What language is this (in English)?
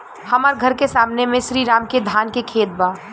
Bhojpuri